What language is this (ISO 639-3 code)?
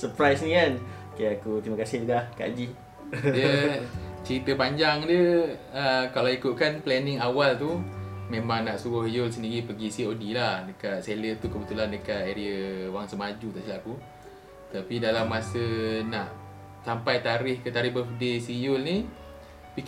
msa